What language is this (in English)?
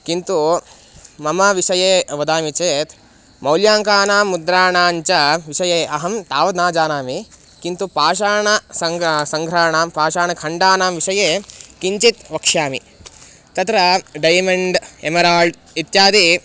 Sanskrit